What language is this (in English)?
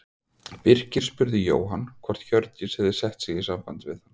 Icelandic